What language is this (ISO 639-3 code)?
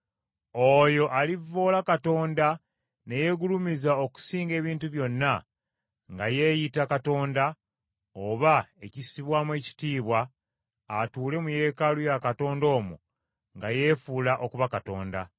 lug